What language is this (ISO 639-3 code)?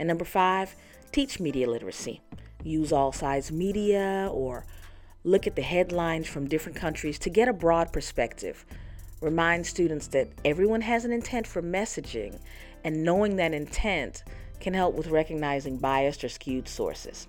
eng